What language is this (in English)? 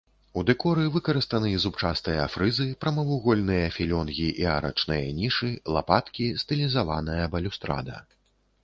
Belarusian